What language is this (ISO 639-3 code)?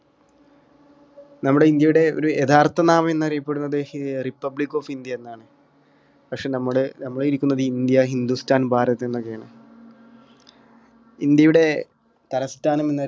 mal